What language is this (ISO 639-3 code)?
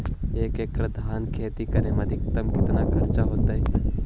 mag